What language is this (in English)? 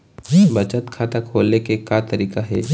Chhattisgarhi